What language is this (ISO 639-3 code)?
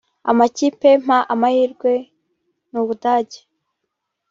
kin